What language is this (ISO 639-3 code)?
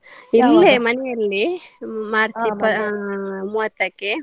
kan